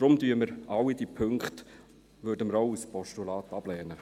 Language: Swiss German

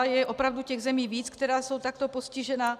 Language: Czech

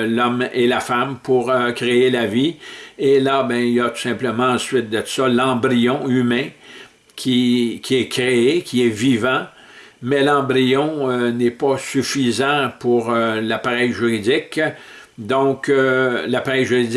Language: French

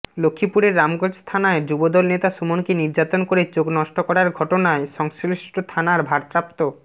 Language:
Bangla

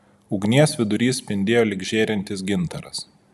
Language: Lithuanian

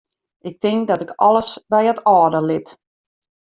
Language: Western Frisian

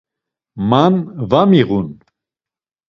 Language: Laz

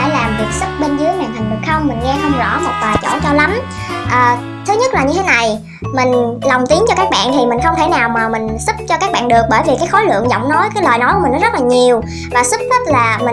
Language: Vietnamese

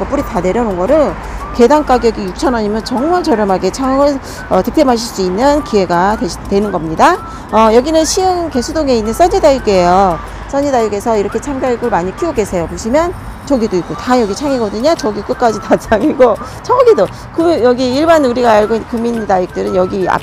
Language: Korean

